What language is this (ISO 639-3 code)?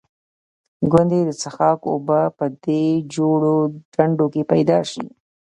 pus